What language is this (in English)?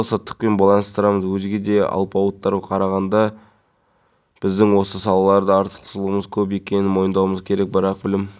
Kazakh